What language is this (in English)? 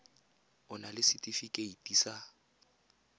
Tswana